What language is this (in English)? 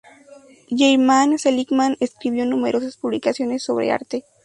Spanish